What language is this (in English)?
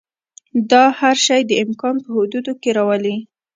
Pashto